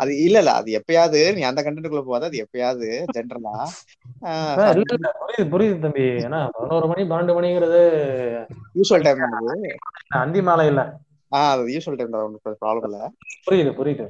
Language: Tamil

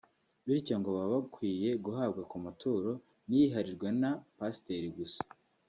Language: Kinyarwanda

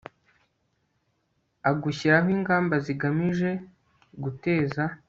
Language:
Kinyarwanda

